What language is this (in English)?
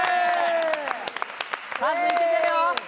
Japanese